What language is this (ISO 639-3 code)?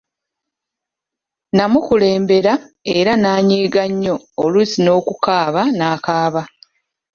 lug